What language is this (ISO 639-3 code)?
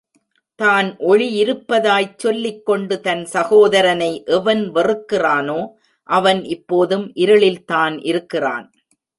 tam